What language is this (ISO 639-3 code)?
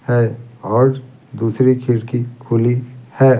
hin